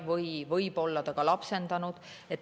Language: Estonian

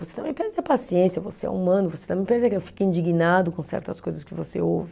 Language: Portuguese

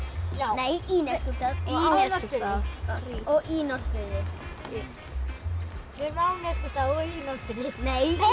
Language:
Icelandic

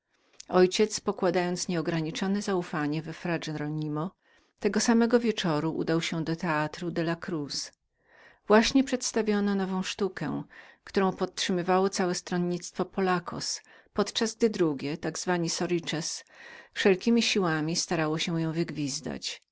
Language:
Polish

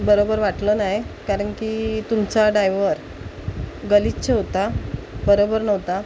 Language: Marathi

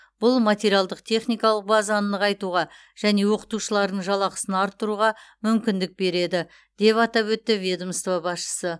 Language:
Kazakh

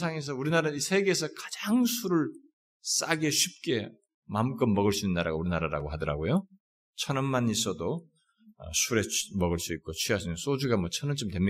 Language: Korean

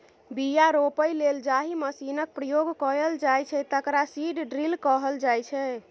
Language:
Maithili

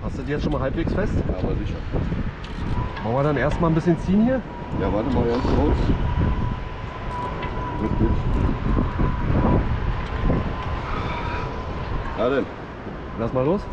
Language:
German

